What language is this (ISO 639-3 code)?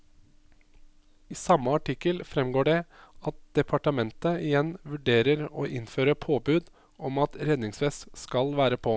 nor